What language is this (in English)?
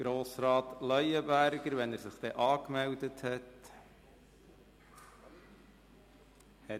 Swiss German